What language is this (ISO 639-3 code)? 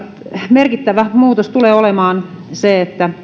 fin